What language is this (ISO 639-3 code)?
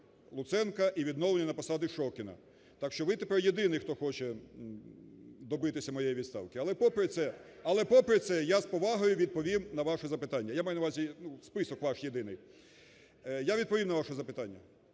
ukr